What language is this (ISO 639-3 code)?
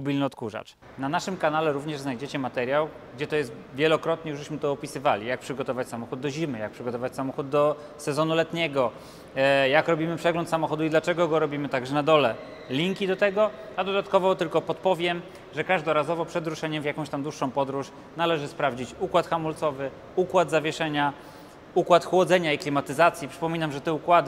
pol